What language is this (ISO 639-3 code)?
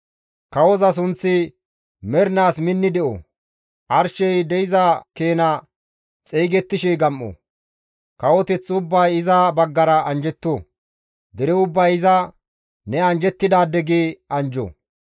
gmv